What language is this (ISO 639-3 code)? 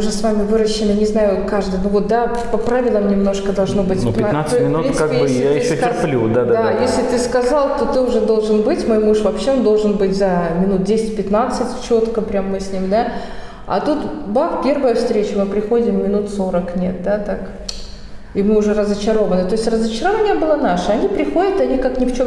rus